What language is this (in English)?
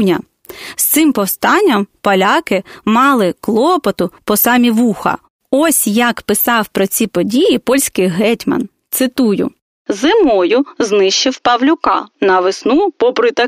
Ukrainian